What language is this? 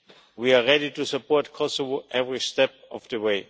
English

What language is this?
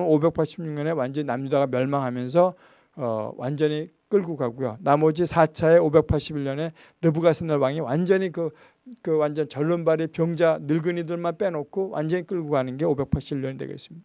Korean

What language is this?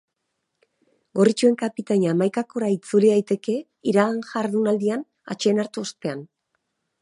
Basque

